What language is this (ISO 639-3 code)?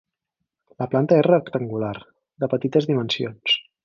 cat